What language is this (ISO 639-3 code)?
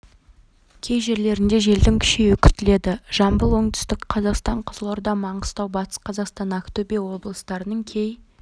kaz